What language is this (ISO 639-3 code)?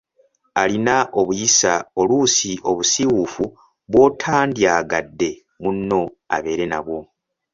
lug